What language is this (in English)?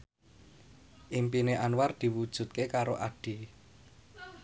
Javanese